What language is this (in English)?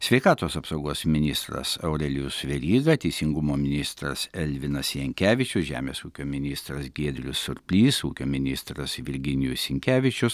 Lithuanian